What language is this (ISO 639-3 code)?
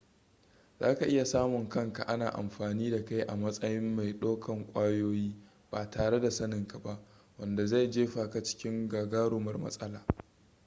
hau